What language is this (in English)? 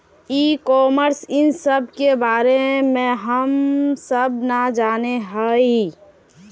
Magahi